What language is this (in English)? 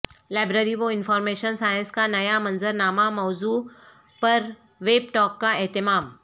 Urdu